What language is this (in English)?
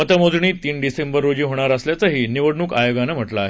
Marathi